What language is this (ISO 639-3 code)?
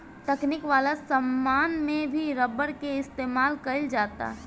bho